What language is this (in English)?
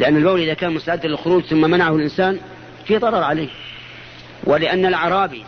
Arabic